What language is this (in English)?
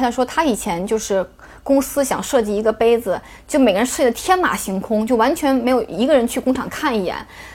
Chinese